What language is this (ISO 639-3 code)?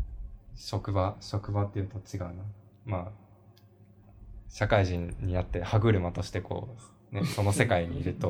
jpn